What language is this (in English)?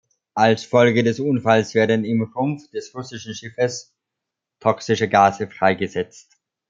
German